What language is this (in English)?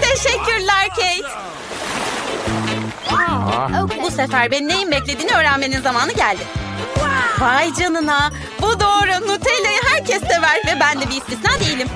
Turkish